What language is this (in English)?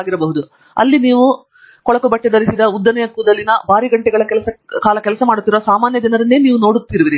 Kannada